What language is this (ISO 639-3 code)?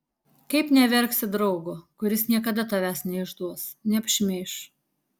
lit